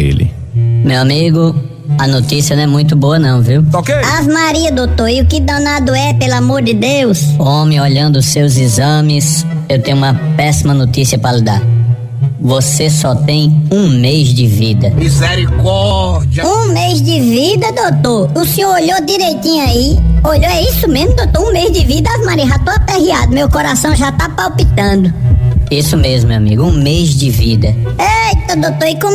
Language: Portuguese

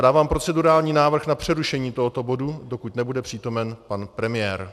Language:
Czech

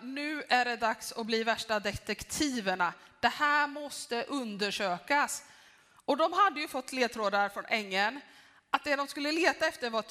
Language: Swedish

